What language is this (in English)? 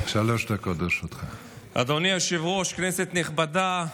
Hebrew